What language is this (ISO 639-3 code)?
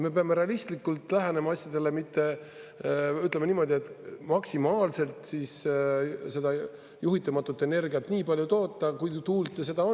est